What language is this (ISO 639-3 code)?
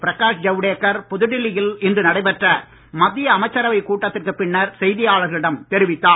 tam